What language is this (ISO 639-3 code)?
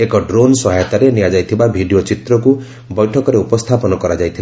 ori